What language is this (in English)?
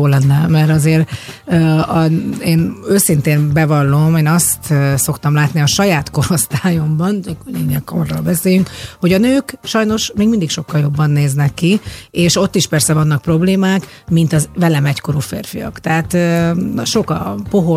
Hungarian